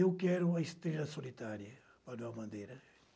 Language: Portuguese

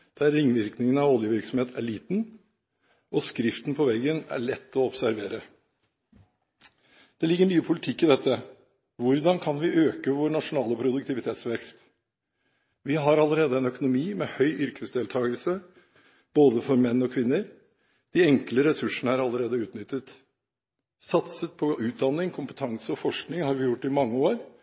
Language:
Norwegian Bokmål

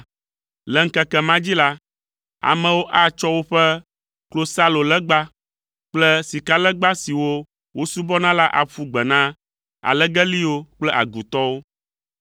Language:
Ewe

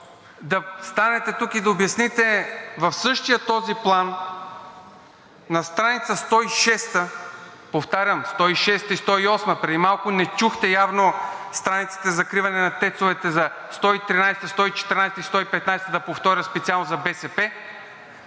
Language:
Bulgarian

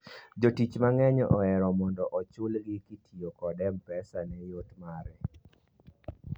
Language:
Luo (Kenya and Tanzania)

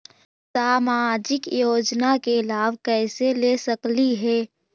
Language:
Magahi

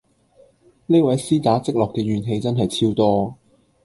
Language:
Cantonese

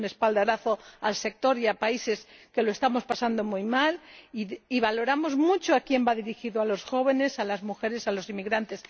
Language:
Spanish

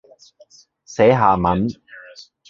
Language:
Cantonese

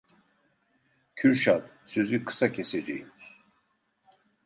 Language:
Turkish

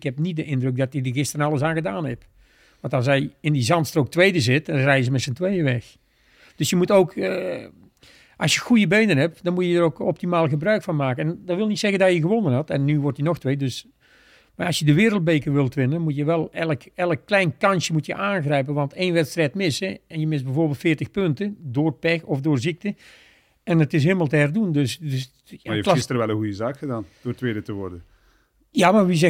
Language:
Dutch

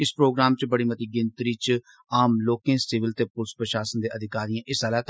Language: Dogri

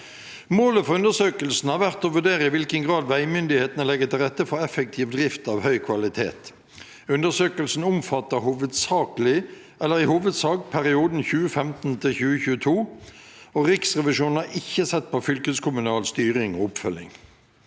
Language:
Norwegian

